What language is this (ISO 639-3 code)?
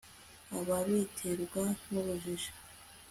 kin